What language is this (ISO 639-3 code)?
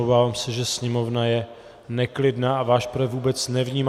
ces